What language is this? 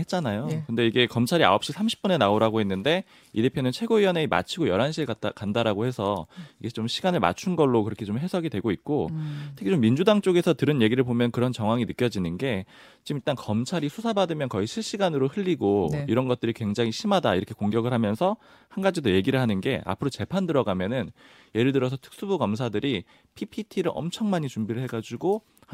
Korean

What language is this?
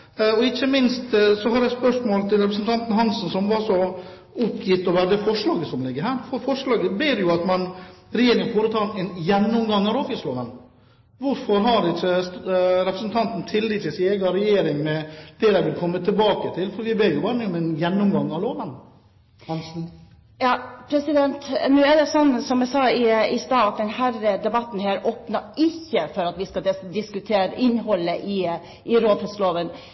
Norwegian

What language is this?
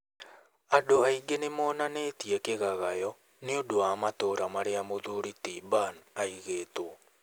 Kikuyu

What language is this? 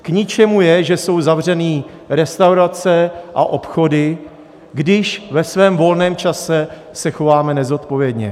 Czech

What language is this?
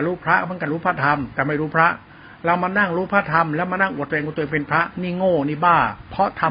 Thai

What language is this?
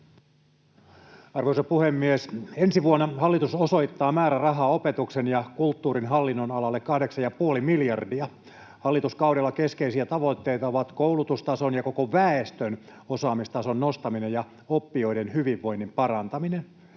Finnish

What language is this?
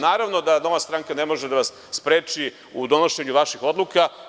Serbian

